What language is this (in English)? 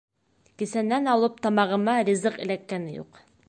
Bashkir